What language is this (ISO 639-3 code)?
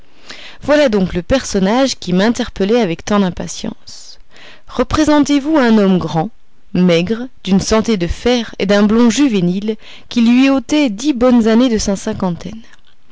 fra